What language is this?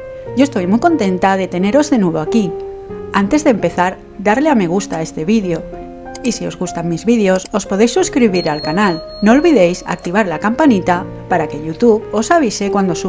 Spanish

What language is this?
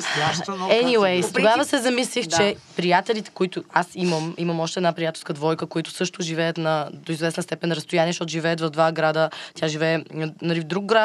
Bulgarian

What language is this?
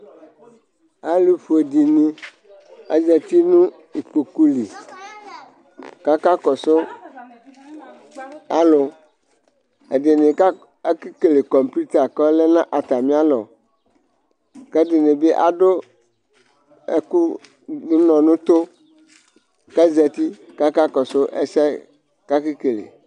Ikposo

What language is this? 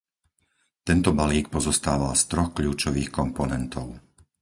Slovak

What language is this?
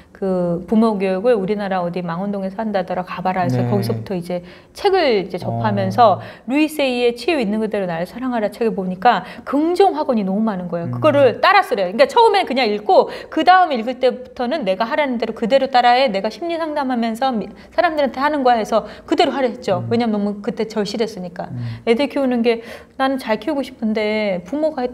Korean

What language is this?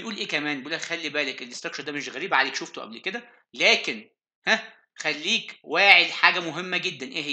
Arabic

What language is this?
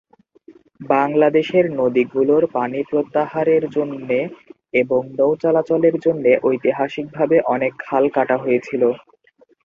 Bangla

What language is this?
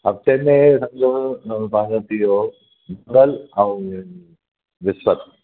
Sindhi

